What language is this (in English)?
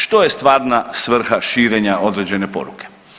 Croatian